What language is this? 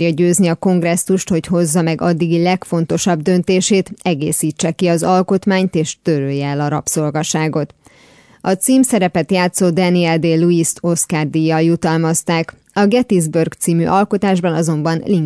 Hungarian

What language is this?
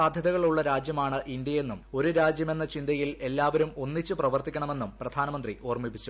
Malayalam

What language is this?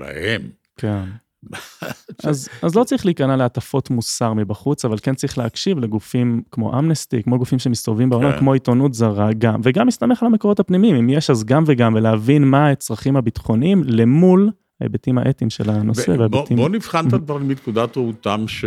Hebrew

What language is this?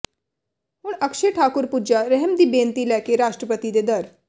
Punjabi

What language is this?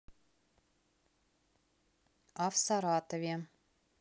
Russian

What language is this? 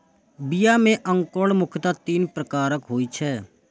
Maithili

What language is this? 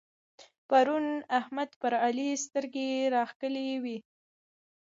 Pashto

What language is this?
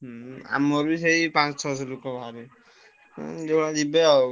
Odia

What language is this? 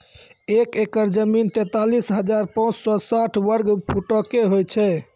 Maithili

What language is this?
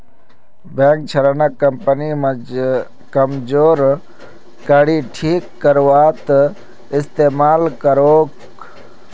Magahi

